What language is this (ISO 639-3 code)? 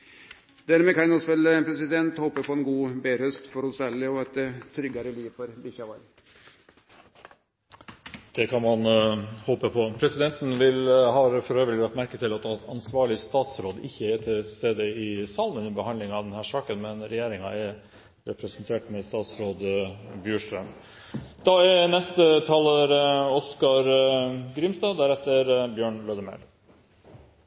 nor